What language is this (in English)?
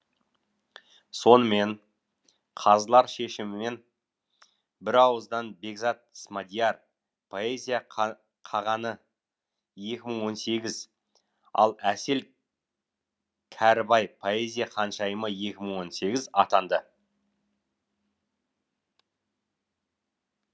Kazakh